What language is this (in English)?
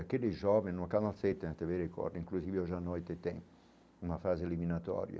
Portuguese